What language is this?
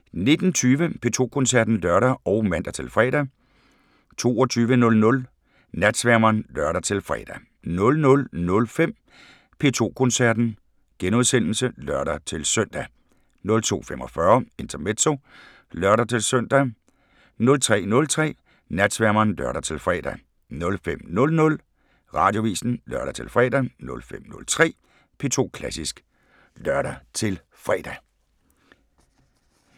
Danish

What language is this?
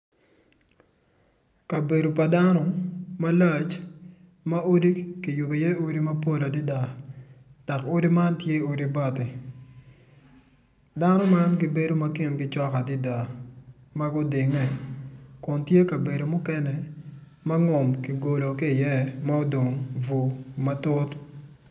Acoli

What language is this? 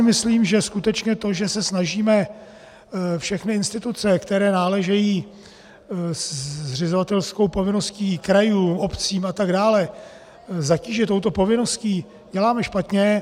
Czech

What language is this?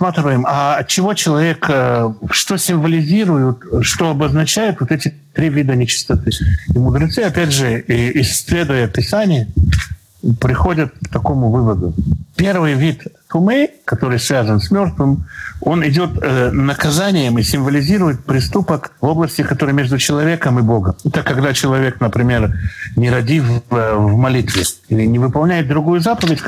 Russian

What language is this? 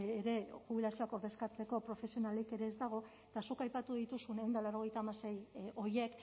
Basque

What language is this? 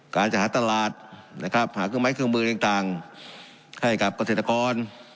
Thai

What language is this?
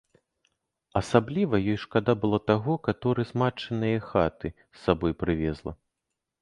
Belarusian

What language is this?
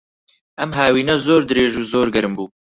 Central Kurdish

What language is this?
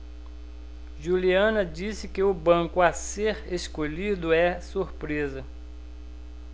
Portuguese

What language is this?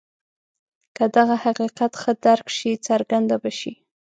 Pashto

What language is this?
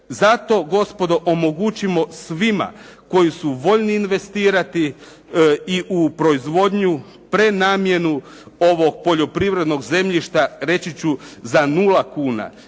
Croatian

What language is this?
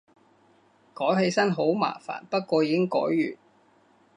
Cantonese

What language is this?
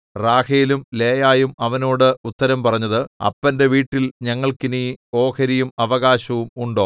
Malayalam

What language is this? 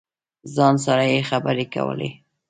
Pashto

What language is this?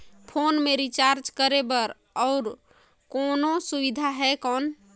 Chhattisgarhi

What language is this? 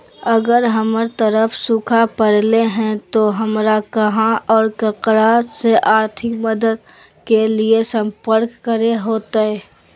Magahi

